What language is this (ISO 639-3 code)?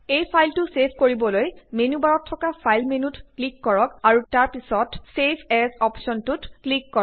asm